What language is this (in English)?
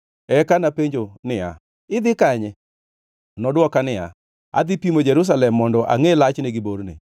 Luo (Kenya and Tanzania)